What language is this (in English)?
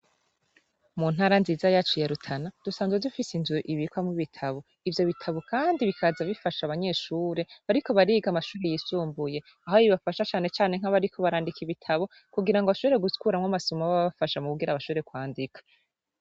Rundi